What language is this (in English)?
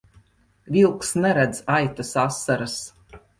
Latvian